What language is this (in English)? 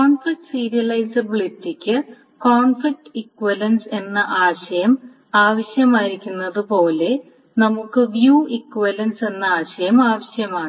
Malayalam